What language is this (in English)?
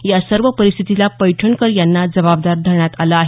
Marathi